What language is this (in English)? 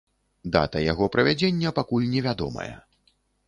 Belarusian